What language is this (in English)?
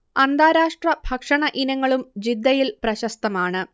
Malayalam